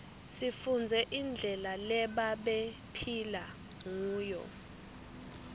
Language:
Swati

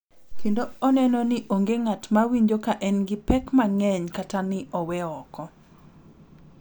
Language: Luo (Kenya and Tanzania)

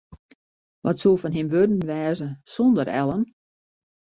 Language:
Western Frisian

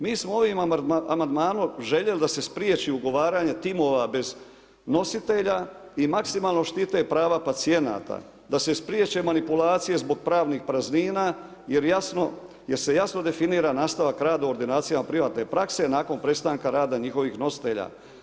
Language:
Croatian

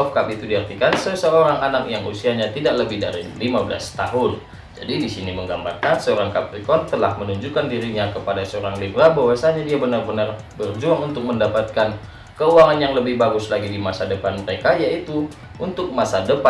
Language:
Indonesian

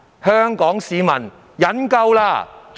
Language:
Cantonese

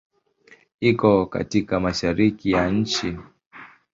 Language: Swahili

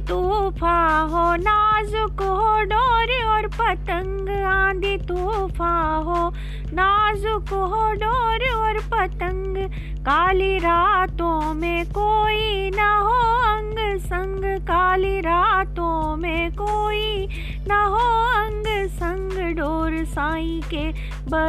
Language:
Hindi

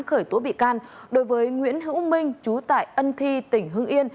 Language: Vietnamese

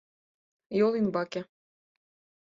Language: Mari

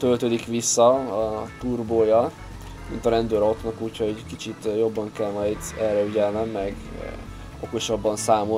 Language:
Hungarian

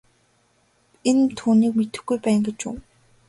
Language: Mongolian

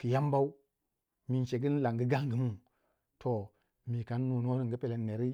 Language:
Waja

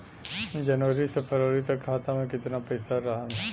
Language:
Bhojpuri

